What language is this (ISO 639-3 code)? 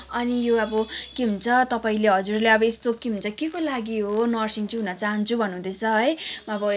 nep